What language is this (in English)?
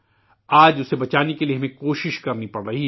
Urdu